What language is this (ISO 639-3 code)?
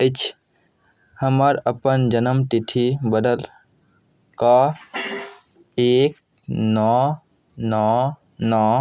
mai